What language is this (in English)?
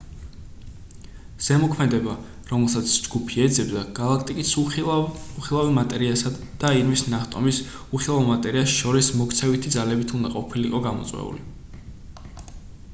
Georgian